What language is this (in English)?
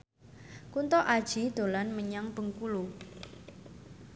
Javanese